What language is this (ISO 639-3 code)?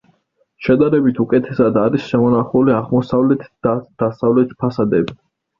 kat